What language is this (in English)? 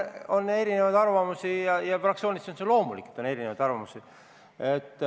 Estonian